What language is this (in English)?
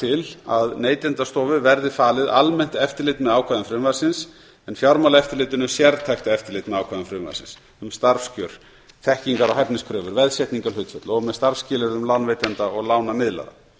Icelandic